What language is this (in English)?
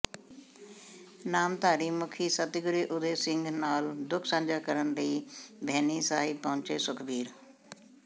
Punjabi